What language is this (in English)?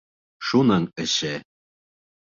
Bashkir